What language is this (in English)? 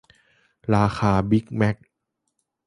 Thai